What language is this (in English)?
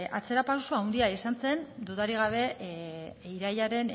Basque